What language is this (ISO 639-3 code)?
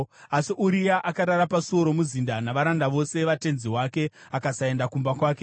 sna